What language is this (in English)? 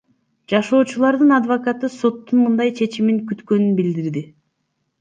Kyrgyz